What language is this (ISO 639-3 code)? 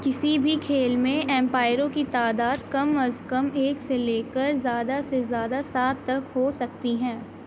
urd